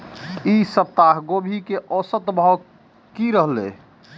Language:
Maithili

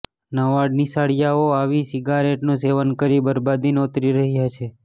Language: Gujarati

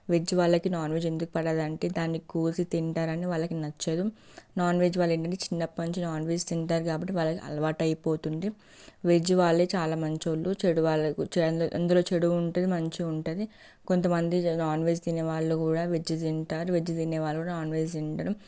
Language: Telugu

